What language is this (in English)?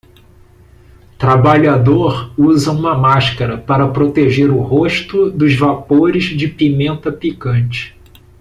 Portuguese